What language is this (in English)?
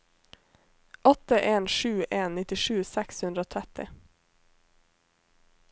Norwegian